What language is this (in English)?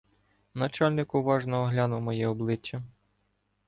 Ukrainian